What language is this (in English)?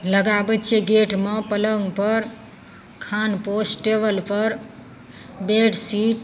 Maithili